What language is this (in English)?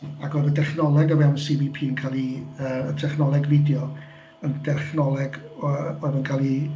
Welsh